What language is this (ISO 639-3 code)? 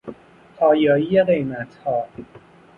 fas